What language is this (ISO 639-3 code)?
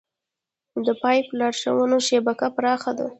pus